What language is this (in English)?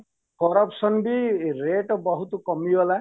Odia